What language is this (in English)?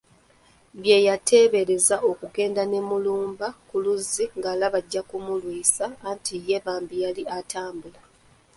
Ganda